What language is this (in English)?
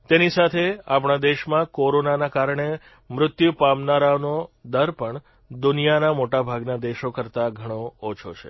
Gujarati